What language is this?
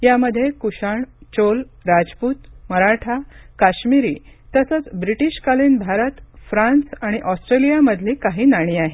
Marathi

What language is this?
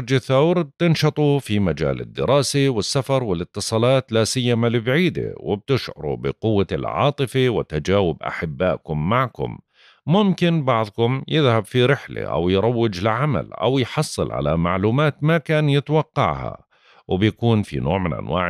Arabic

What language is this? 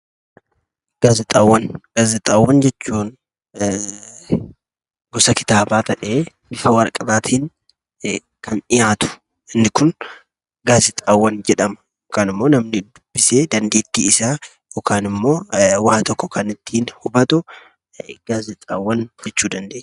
Oromo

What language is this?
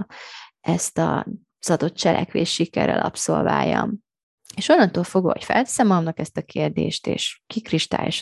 Hungarian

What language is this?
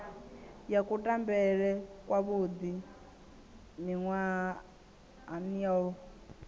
Venda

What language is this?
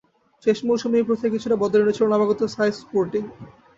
Bangla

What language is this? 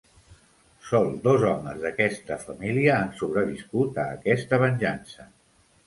Catalan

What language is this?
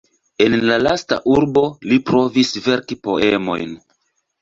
Esperanto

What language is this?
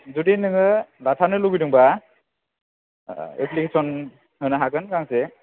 Bodo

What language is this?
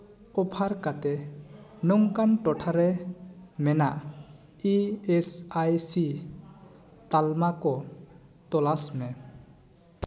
Santali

